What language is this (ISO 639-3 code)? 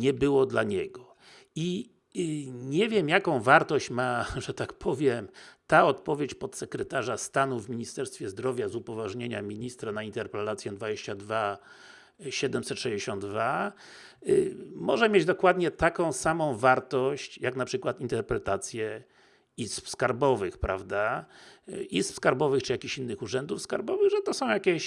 pol